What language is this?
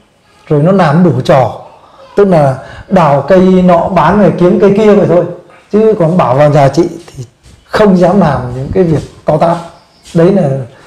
Vietnamese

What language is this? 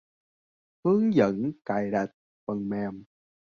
Vietnamese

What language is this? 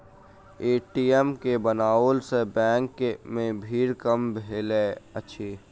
Maithili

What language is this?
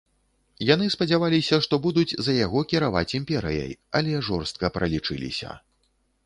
Belarusian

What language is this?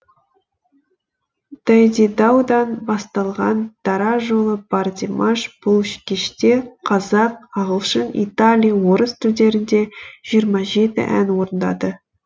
Kazakh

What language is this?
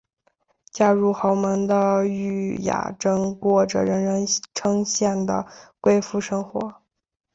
Chinese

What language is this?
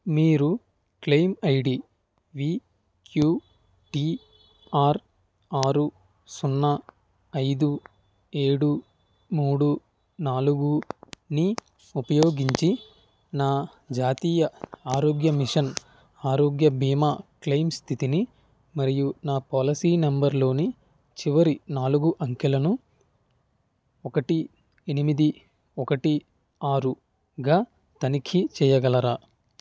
Telugu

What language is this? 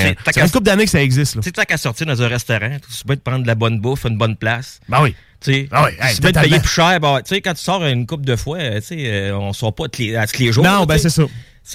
French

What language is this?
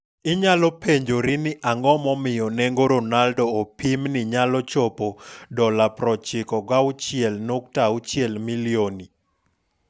Luo (Kenya and Tanzania)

